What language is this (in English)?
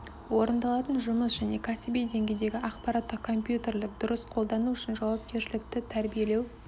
Kazakh